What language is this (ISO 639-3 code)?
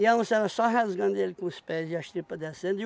por